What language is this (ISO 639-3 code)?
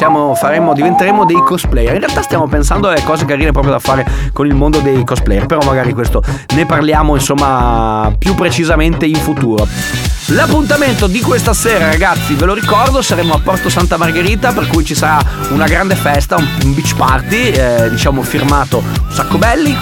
ita